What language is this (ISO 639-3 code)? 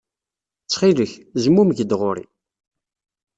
kab